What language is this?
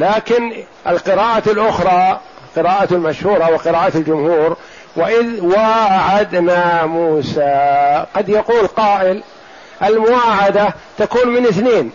Arabic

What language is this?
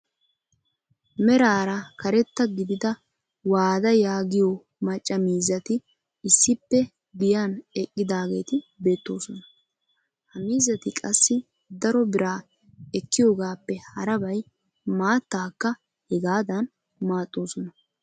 Wolaytta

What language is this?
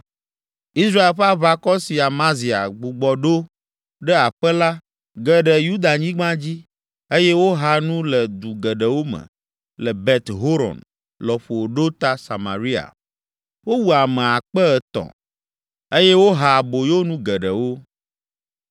Ewe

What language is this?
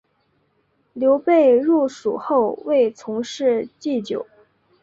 Chinese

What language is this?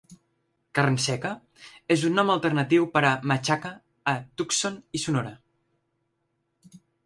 Catalan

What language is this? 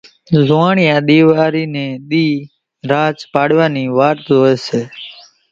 Kachi Koli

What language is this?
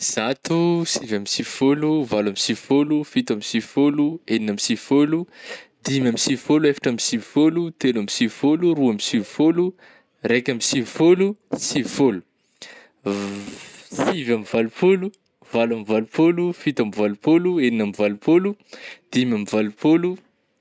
Northern Betsimisaraka Malagasy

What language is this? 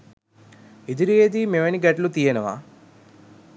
Sinhala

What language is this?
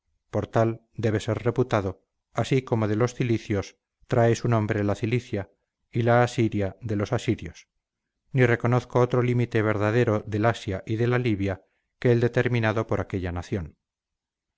Spanish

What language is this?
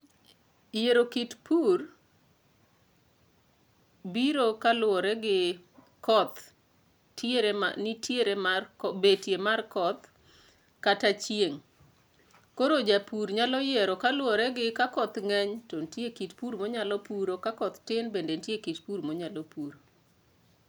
Luo (Kenya and Tanzania)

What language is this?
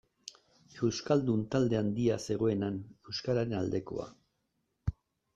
Basque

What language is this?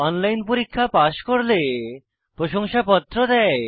Bangla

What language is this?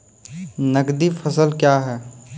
Maithili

